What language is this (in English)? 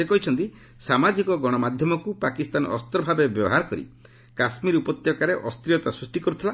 Odia